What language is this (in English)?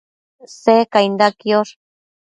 Matsés